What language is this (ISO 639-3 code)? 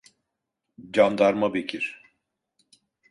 tur